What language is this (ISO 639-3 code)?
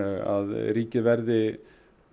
isl